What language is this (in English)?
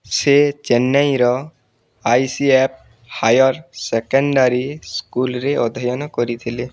Odia